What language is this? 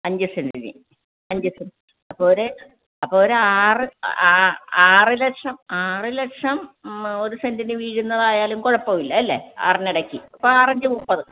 Malayalam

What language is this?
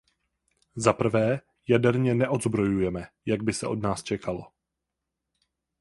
Czech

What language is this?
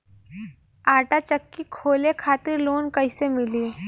Bhojpuri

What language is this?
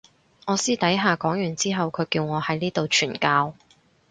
Cantonese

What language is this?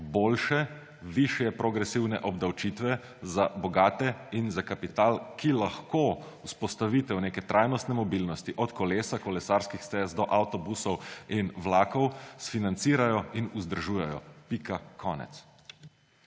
Slovenian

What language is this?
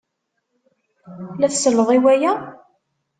Kabyle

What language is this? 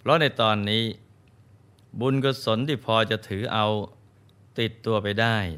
Thai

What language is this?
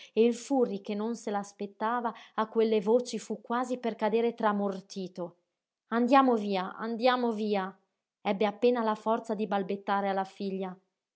Italian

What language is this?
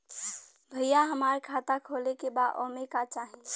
Bhojpuri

